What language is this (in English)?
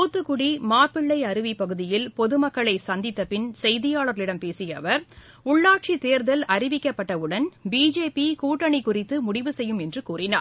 Tamil